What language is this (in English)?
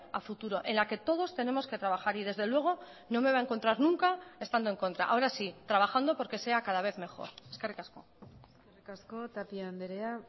Spanish